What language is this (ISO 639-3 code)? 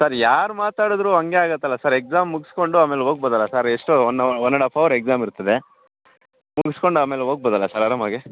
kan